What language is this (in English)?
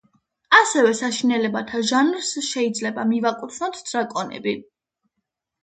Georgian